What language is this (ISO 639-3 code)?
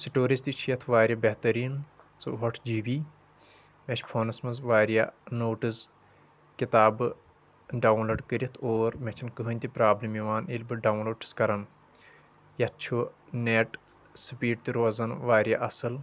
kas